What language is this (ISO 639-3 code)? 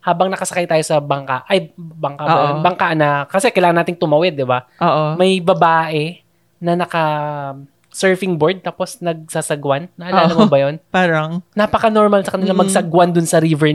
fil